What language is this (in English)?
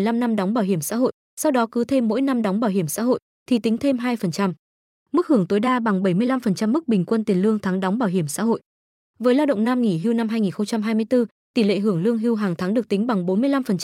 Vietnamese